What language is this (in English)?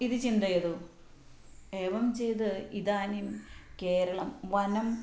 Sanskrit